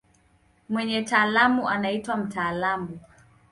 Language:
Swahili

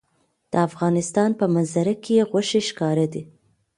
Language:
Pashto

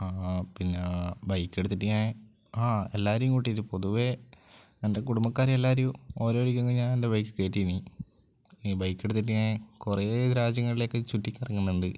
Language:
Malayalam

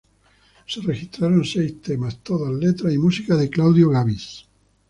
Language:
Spanish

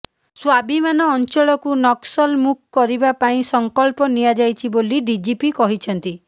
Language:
Odia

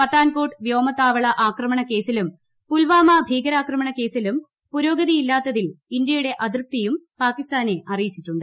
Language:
Malayalam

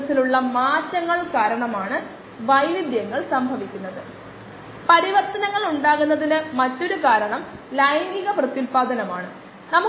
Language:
Malayalam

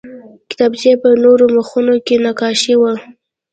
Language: Pashto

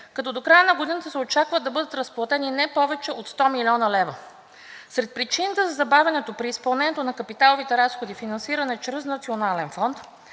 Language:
Bulgarian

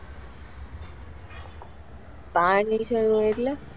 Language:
Gujarati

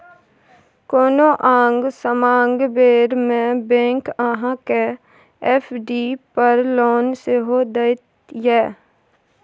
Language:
Maithili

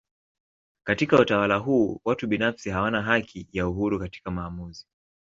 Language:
Swahili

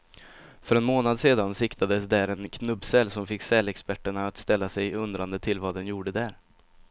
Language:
Swedish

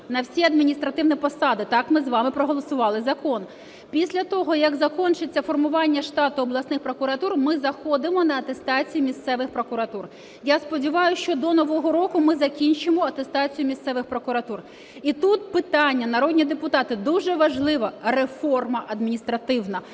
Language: Ukrainian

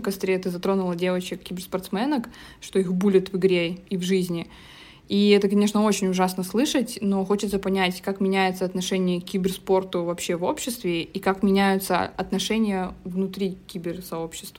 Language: Russian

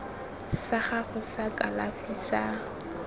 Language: Tswana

